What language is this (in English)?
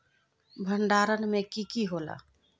Magahi